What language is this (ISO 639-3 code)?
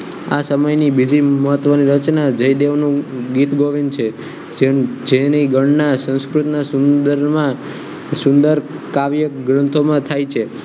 guj